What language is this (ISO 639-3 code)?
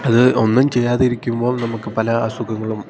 mal